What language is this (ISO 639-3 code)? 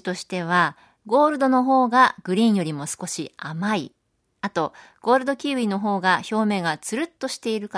jpn